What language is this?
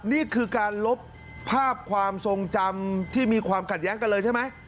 Thai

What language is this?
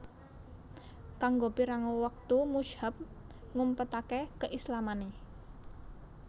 Javanese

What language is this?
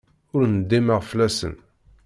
Kabyle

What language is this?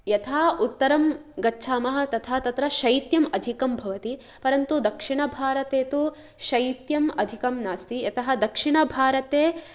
Sanskrit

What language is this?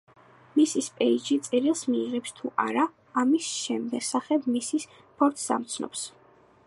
Georgian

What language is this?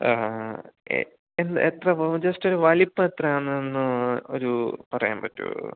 Malayalam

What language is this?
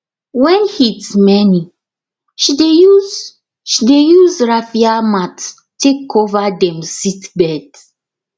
Nigerian Pidgin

